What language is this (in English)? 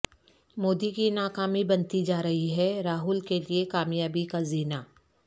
Urdu